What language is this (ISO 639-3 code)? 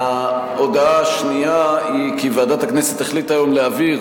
heb